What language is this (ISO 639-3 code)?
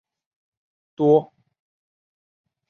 zho